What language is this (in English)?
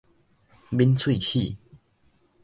Min Nan Chinese